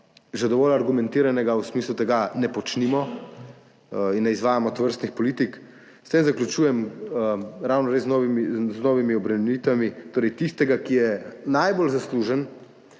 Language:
Slovenian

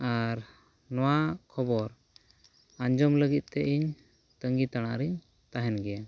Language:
Santali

